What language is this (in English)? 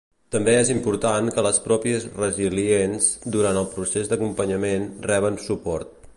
Catalan